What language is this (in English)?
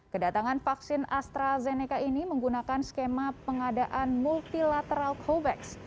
Indonesian